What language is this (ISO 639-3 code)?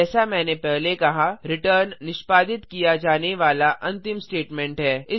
hin